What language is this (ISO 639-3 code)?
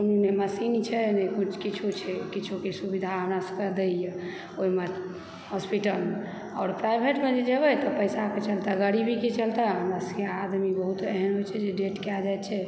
mai